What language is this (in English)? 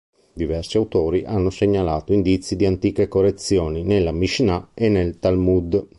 Italian